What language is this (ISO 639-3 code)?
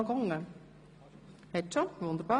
gsw